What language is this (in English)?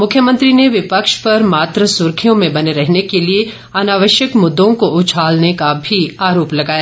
Hindi